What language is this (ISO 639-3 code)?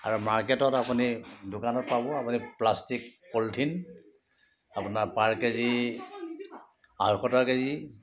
asm